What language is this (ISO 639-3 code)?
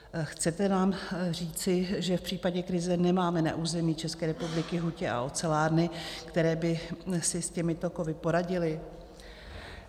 ces